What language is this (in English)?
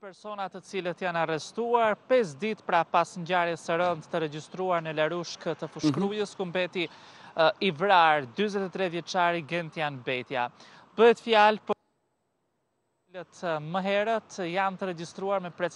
Romanian